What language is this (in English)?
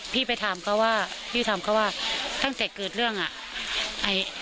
Thai